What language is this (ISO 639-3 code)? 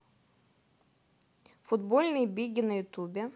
rus